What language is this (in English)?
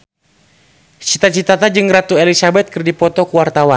Sundanese